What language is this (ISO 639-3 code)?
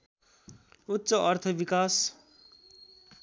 nep